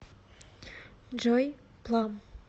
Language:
Russian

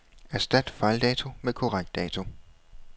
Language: Danish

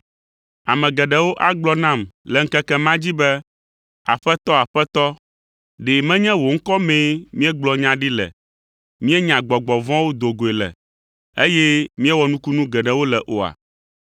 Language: Ewe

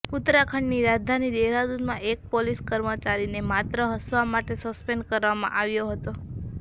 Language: Gujarati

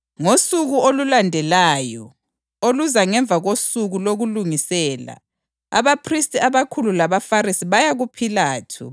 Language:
North Ndebele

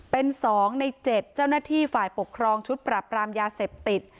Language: Thai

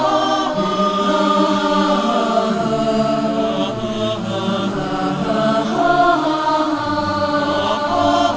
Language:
Vietnamese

